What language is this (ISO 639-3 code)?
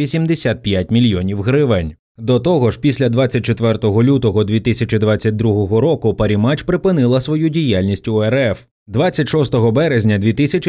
ukr